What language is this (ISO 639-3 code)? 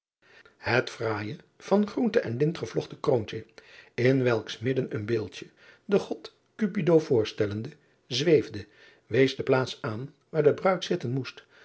nld